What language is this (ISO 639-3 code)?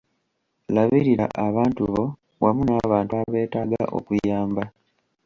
lug